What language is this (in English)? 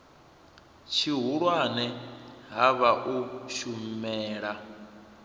Venda